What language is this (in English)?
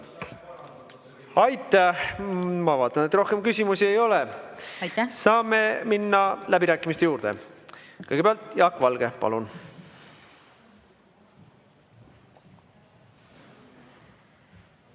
Estonian